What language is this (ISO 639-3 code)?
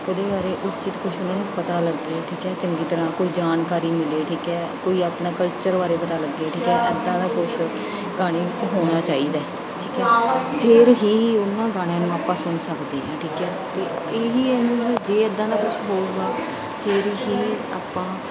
pan